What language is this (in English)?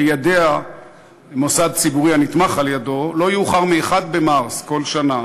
Hebrew